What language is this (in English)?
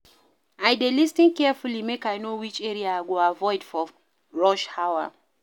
Nigerian Pidgin